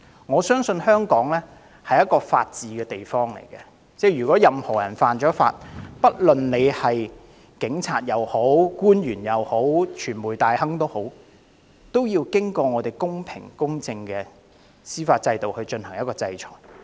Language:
Cantonese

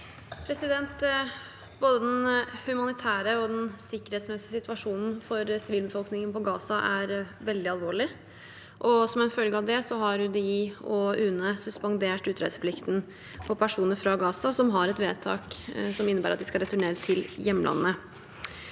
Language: Norwegian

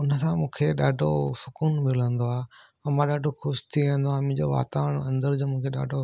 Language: Sindhi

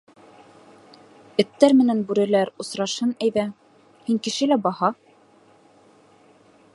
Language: Bashkir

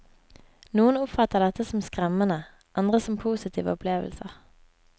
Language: Norwegian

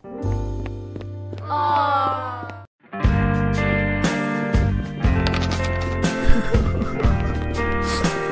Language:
English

